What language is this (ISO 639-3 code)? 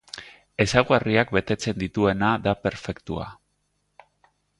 eus